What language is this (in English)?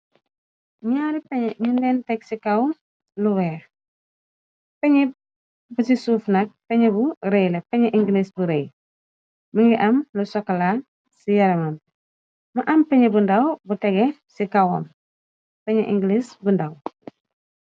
Wolof